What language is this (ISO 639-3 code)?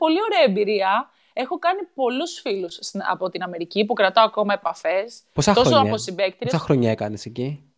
ell